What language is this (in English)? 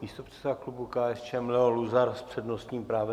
Czech